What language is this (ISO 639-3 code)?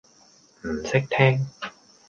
yue